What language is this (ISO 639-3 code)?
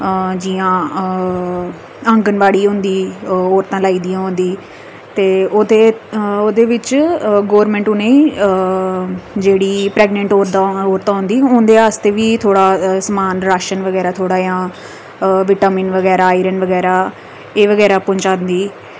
doi